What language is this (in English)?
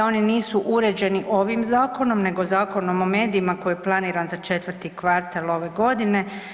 Croatian